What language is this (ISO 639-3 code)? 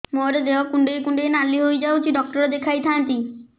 ori